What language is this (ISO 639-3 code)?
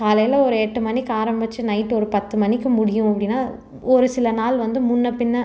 tam